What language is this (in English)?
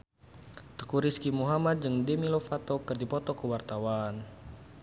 Sundanese